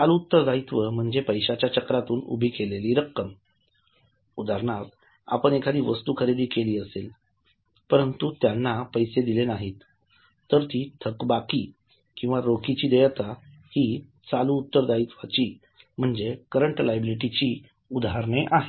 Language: Marathi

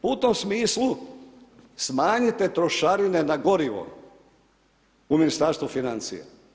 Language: Croatian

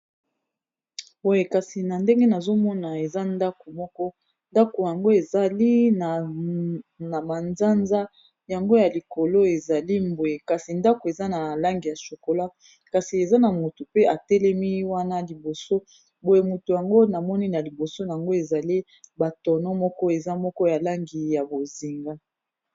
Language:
Lingala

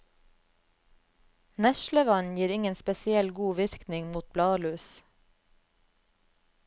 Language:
Norwegian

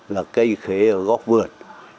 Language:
Vietnamese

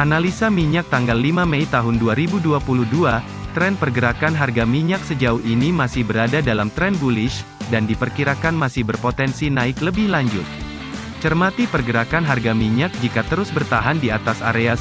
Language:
Indonesian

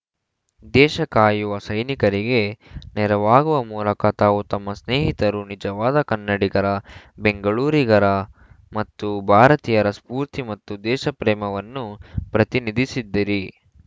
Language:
Kannada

